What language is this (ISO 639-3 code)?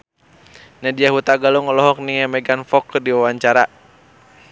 sun